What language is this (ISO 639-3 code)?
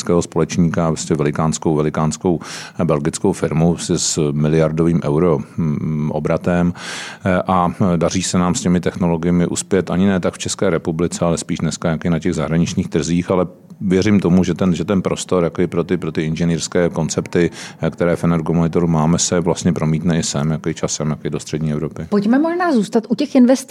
ces